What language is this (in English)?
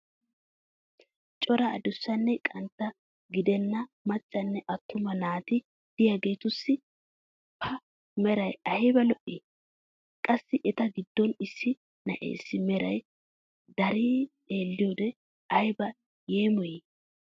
Wolaytta